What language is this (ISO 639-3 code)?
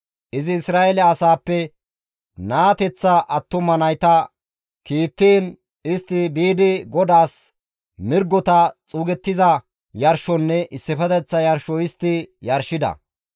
gmv